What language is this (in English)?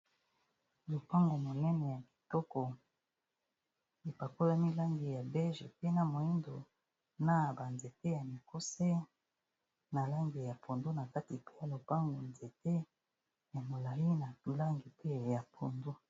Lingala